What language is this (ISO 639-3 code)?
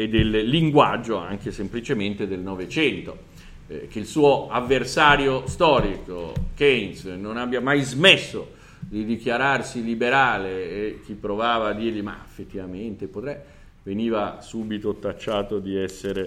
ita